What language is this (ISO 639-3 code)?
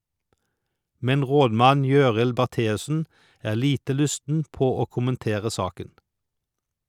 nor